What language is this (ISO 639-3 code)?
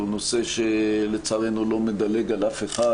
heb